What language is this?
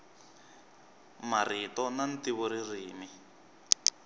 Tsonga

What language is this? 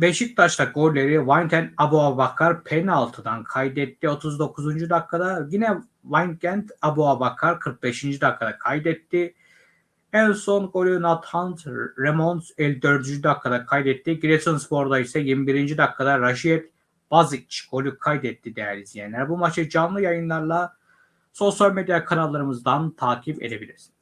Turkish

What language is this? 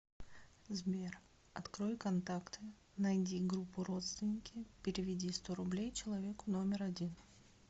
Russian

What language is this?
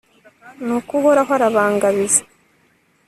Kinyarwanda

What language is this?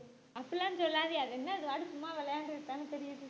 Tamil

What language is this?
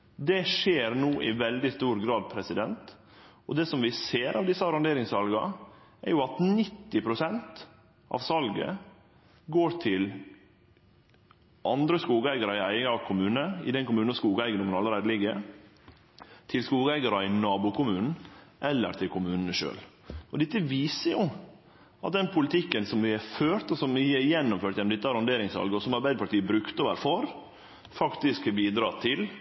Norwegian Nynorsk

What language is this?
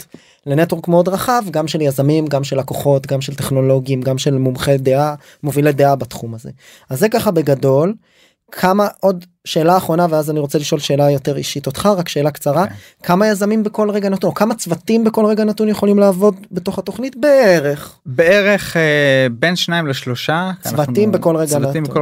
Hebrew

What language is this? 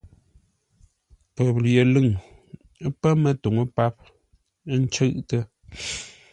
Ngombale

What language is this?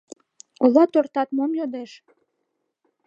Mari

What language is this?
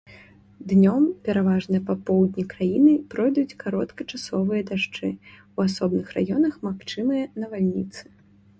Belarusian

